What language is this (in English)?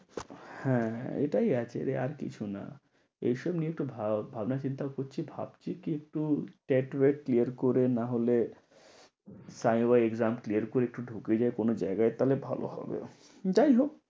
Bangla